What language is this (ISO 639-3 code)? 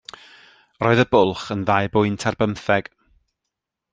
cym